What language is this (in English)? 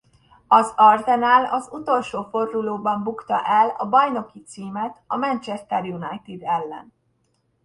Hungarian